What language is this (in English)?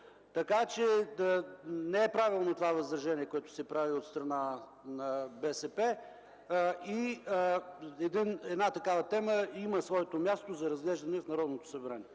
Bulgarian